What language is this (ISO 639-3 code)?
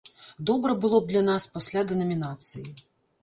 bel